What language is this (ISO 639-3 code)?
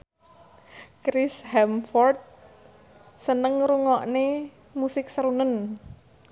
jav